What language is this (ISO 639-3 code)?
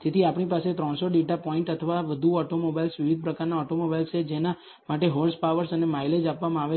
guj